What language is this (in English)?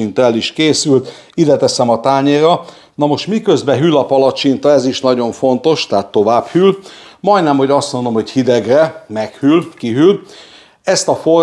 Hungarian